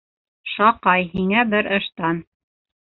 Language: Bashkir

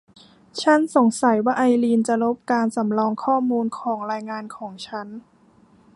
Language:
Thai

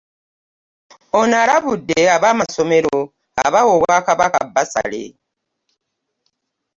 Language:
Ganda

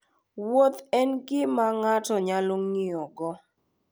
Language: Luo (Kenya and Tanzania)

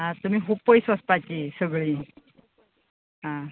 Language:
Konkani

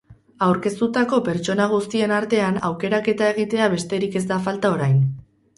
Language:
Basque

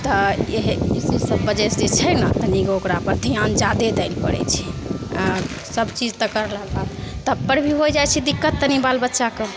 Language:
Maithili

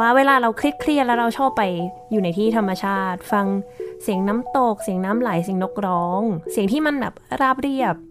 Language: Thai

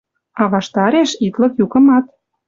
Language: Western Mari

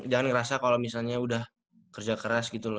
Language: Indonesian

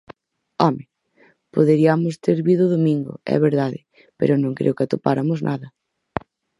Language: Galician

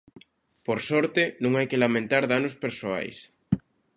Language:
Galician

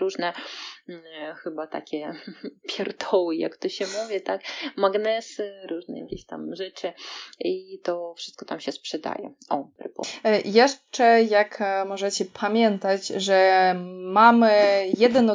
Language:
Polish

